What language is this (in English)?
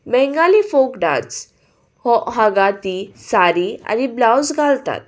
Konkani